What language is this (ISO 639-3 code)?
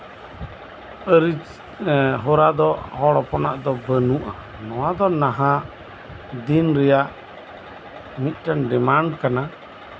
sat